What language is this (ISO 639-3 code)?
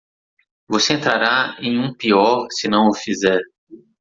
por